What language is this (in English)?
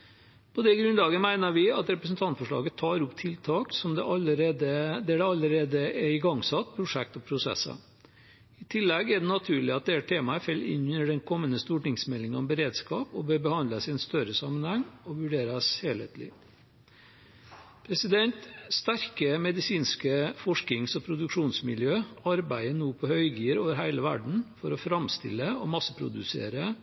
Norwegian Bokmål